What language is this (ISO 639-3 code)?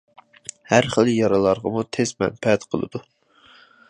uig